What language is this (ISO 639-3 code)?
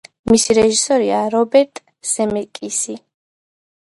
kat